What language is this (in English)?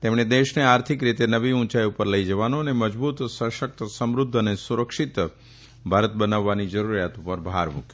Gujarati